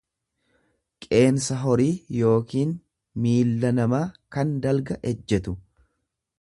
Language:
Oromo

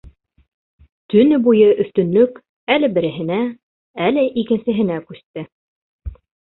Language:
Bashkir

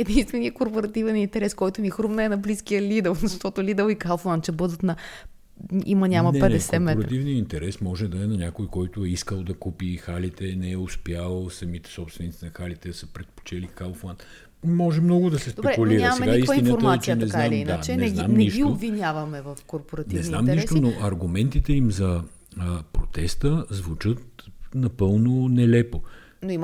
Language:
Bulgarian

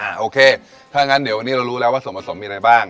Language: Thai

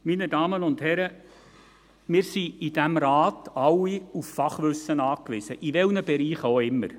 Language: Swiss German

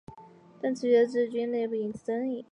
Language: Chinese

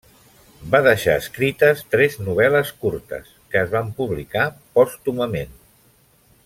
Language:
Catalan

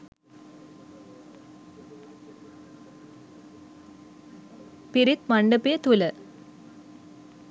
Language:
Sinhala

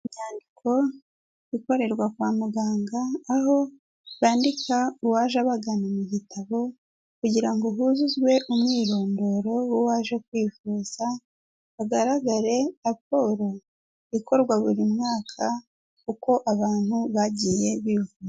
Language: Kinyarwanda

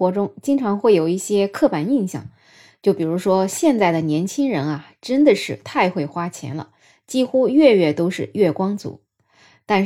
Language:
Chinese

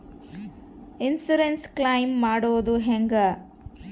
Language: Kannada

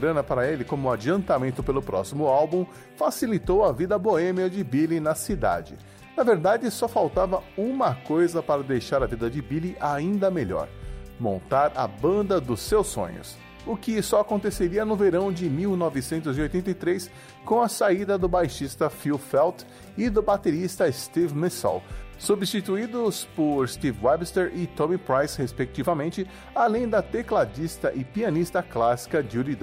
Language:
Portuguese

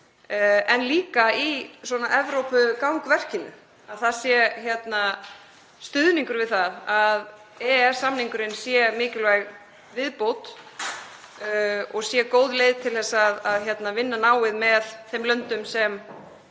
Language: Icelandic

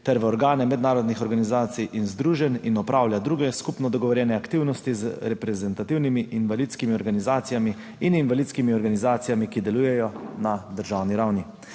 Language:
Slovenian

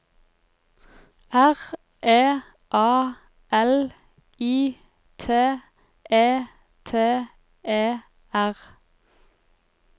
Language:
Norwegian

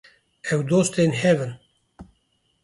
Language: Kurdish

